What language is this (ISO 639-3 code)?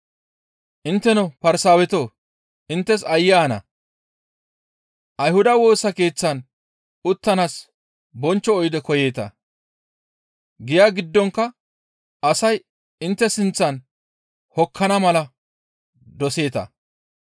gmv